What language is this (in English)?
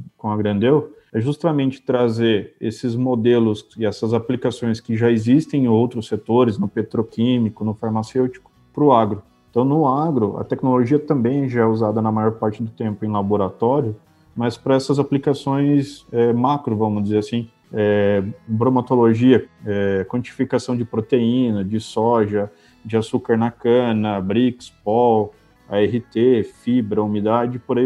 Portuguese